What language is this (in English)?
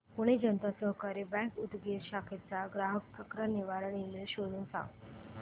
Marathi